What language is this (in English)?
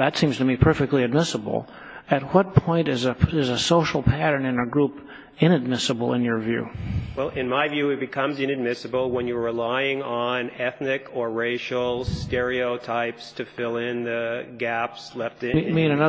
English